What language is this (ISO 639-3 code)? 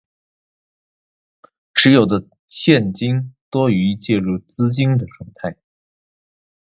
zho